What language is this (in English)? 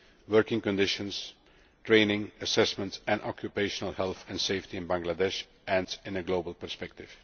English